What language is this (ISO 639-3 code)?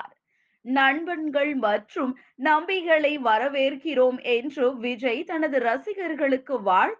tam